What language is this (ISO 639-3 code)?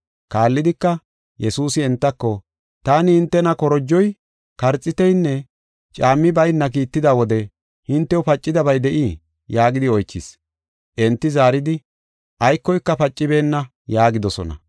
gof